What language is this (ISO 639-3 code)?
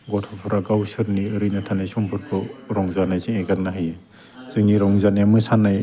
brx